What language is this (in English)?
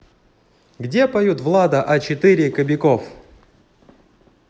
Russian